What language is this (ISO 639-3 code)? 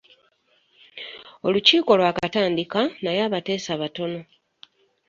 lug